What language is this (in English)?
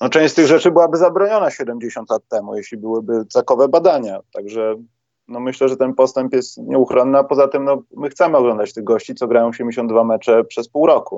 Polish